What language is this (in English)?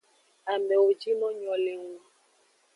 Aja (Benin)